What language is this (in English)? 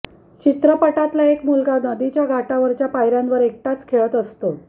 Marathi